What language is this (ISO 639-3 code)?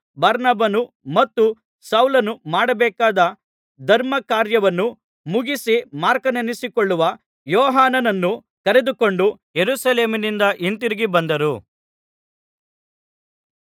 kan